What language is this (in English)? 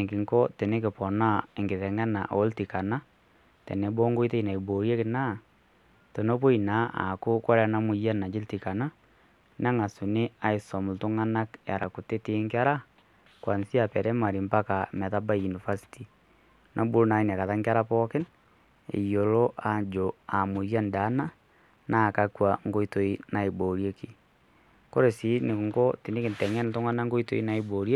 Masai